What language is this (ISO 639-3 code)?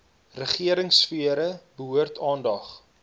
afr